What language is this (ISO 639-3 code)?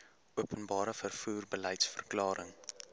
afr